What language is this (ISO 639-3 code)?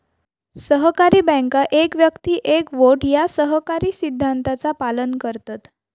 mar